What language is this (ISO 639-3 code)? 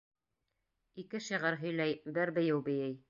bak